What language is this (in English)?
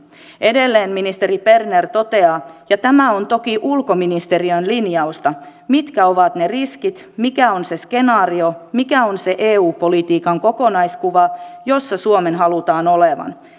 Finnish